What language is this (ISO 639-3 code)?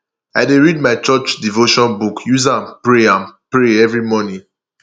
pcm